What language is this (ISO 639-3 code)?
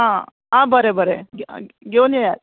kok